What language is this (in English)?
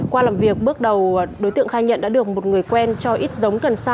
Vietnamese